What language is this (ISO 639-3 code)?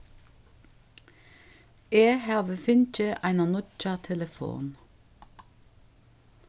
fao